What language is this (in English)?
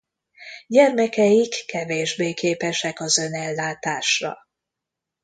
Hungarian